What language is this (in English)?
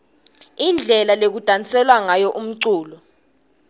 Swati